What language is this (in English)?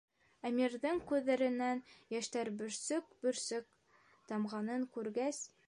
Bashkir